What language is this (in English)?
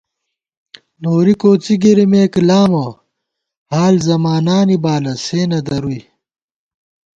Gawar-Bati